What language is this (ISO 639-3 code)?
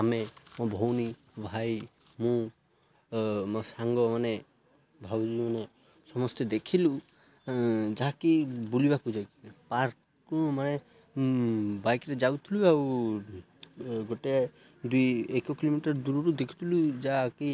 ori